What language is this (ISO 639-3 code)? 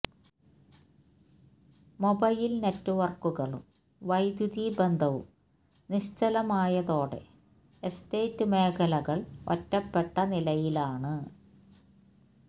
mal